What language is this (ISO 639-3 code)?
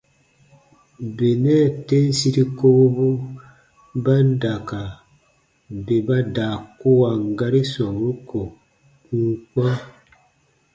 bba